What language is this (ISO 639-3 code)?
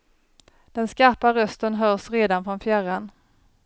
swe